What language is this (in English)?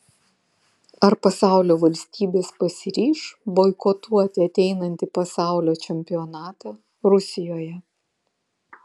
Lithuanian